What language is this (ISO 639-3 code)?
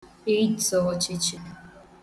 ibo